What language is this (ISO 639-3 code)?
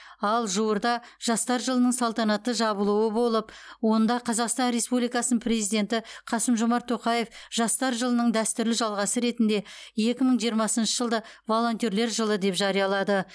kaz